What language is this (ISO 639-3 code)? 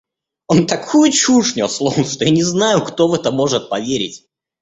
rus